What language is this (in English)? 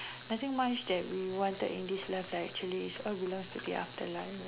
English